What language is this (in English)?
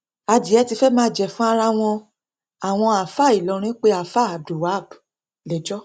Yoruba